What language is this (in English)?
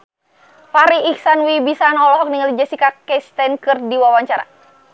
Sundanese